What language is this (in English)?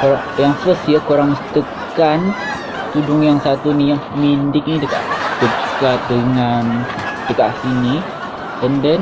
Malay